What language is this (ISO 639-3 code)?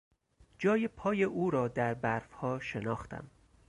fas